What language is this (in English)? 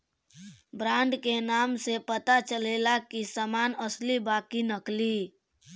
Bhojpuri